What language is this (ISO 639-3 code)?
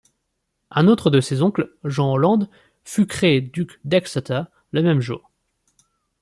fra